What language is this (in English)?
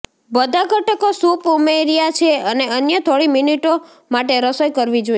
Gujarati